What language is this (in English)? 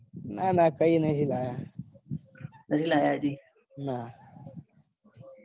Gujarati